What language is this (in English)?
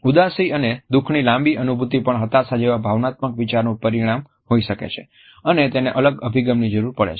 Gujarati